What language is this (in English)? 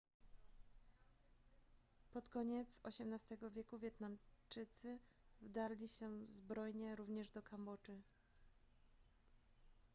Polish